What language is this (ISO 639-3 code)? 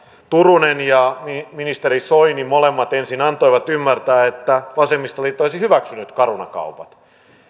fin